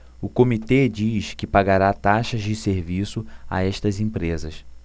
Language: Portuguese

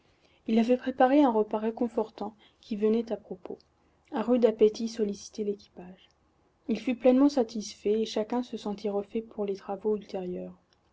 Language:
French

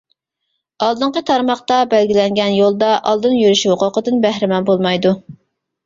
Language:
Uyghur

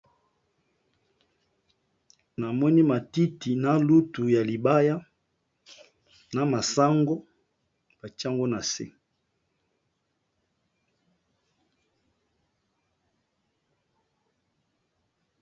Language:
Lingala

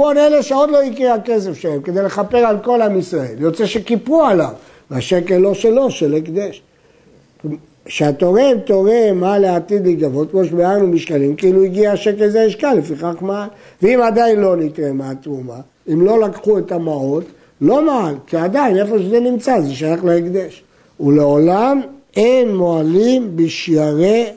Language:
Hebrew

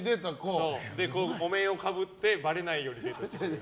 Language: Japanese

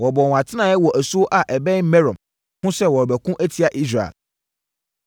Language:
Akan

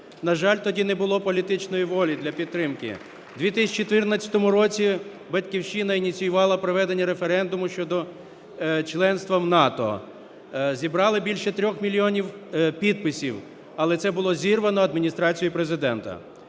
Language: Ukrainian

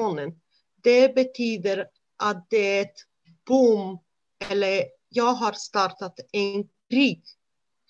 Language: Swedish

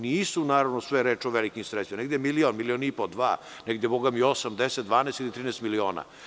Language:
Serbian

